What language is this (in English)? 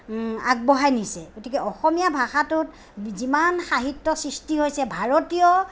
Assamese